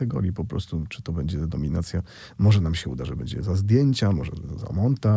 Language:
Polish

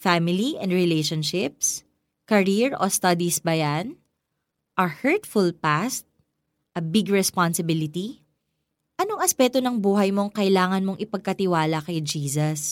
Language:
Filipino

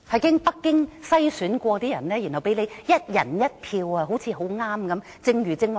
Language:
Cantonese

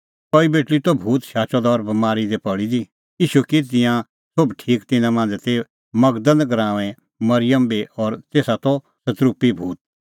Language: Kullu Pahari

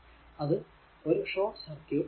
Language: Malayalam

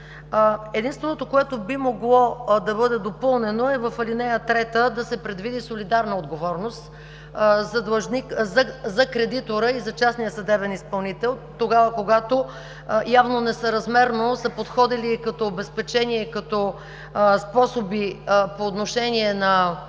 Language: Bulgarian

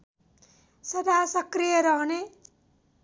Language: Nepali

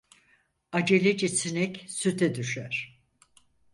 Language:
Turkish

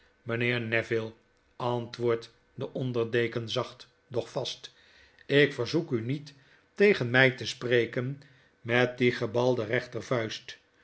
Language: Dutch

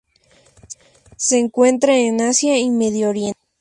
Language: Spanish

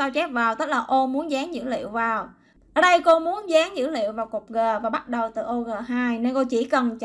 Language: Vietnamese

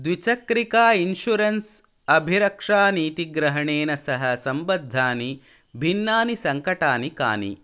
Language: Sanskrit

